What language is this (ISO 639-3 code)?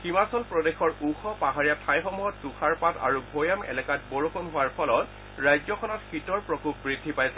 asm